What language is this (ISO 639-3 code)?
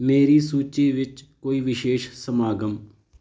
pan